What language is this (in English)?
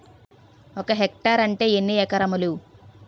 Telugu